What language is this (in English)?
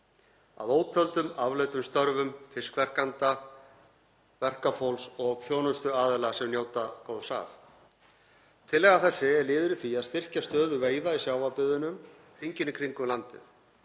Icelandic